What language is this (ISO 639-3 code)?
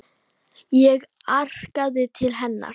isl